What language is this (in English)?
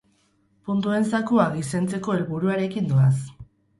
Basque